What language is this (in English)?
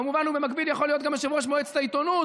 Hebrew